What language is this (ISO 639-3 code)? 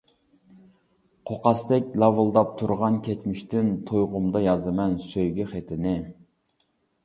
uig